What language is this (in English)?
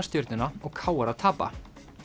Icelandic